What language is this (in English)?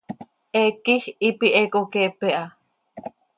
Seri